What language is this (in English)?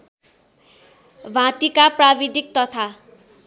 Nepali